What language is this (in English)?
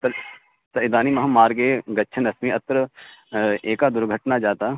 Sanskrit